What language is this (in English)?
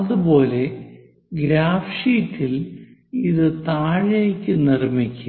Malayalam